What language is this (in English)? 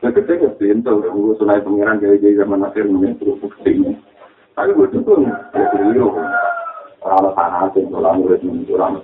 Malay